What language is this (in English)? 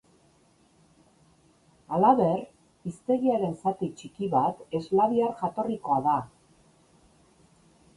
Basque